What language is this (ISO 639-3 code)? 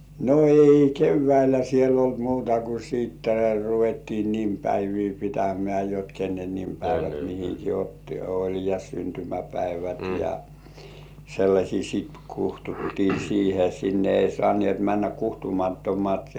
fin